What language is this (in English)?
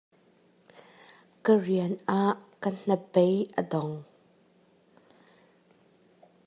Hakha Chin